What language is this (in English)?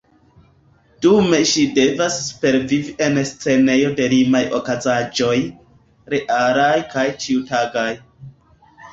Esperanto